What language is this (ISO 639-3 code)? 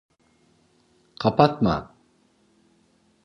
tur